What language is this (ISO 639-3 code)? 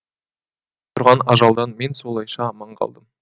kaz